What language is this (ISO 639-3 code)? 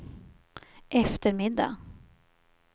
swe